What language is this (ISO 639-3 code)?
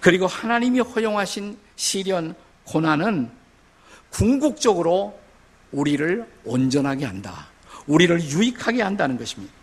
kor